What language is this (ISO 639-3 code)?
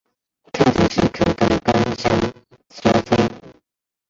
zho